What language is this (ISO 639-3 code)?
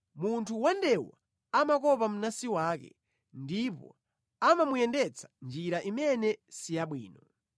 nya